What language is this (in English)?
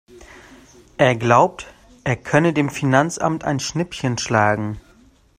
German